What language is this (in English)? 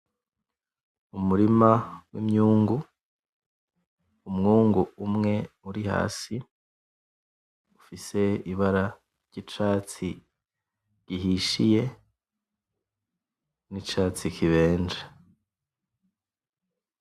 Rundi